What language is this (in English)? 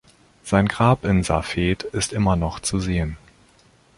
German